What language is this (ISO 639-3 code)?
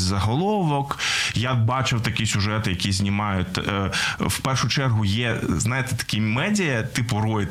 ukr